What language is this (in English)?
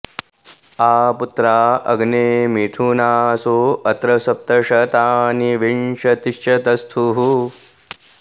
Sanskrit